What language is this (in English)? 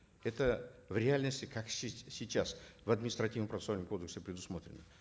Kazakh